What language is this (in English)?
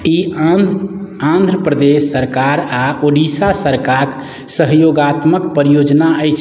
Maithili